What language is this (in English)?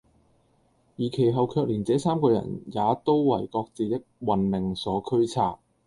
Cantonese